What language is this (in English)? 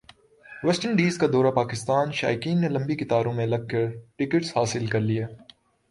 Urdu